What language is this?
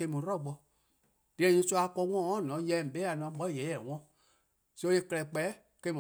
Eastern Krahn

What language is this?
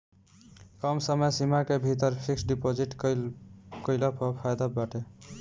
Bhojpuri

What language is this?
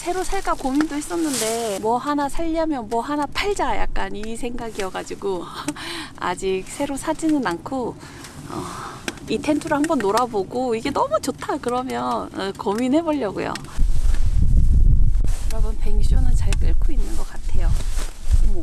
Korean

